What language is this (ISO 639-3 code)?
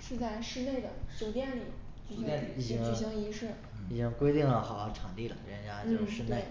zho